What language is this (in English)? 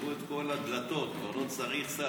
Hebrew